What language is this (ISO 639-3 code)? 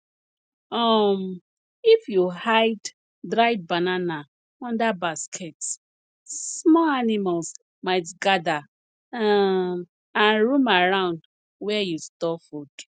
pcm